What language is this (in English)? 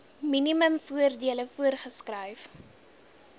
Afrikaans